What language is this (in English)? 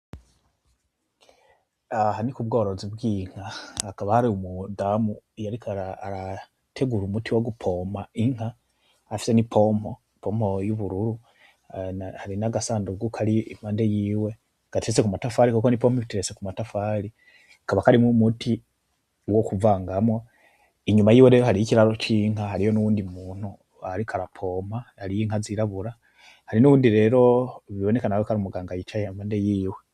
Rundi